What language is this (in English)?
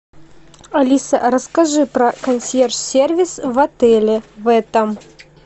Russian